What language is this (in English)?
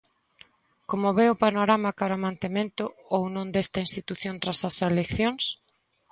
Galician